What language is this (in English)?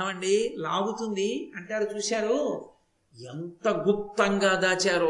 Telugu